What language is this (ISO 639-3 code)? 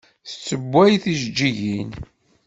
kab